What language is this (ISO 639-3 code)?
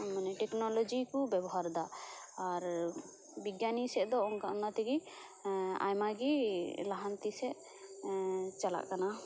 sat